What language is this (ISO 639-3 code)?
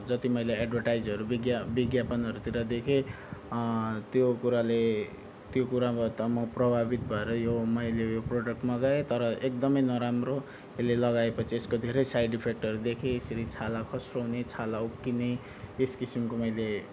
nep